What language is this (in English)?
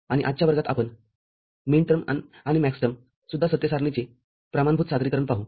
Marathi